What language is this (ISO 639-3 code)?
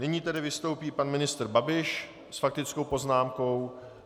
ces